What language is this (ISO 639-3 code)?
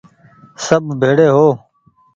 gig